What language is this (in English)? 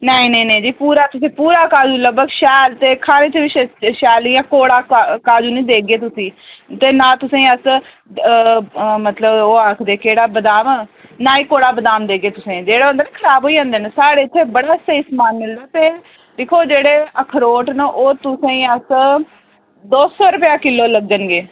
Dogri